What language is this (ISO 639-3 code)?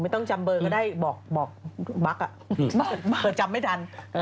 tha